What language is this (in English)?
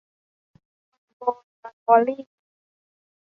Thai